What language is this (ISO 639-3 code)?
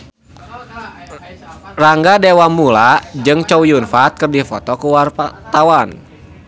sun